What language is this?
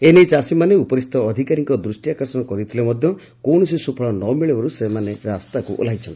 Odia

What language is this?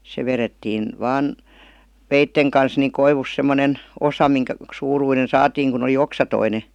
Finnish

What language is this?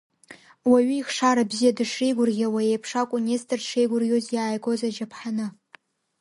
Abkhazian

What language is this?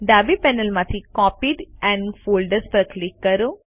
Gujarati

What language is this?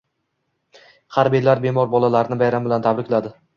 Uzbek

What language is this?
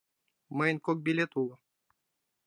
Mari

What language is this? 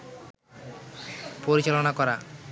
Bangla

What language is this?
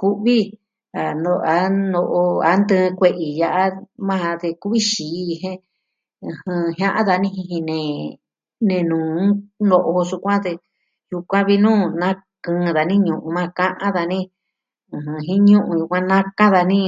Southwestern Tlaxiaco Mixtec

